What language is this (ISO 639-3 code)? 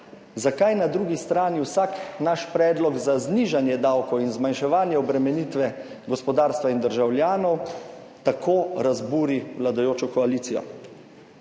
slv